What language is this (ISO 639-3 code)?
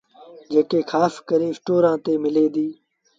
sbn